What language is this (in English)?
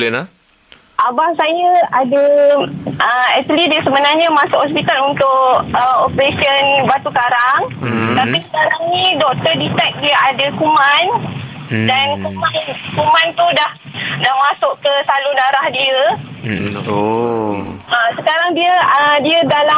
Malay